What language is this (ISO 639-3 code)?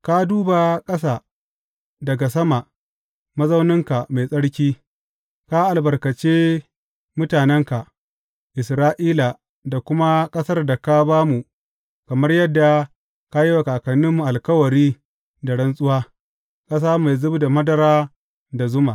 hau